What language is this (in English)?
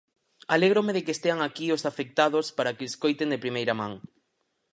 Galician